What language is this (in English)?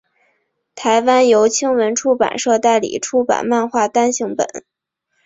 Chinese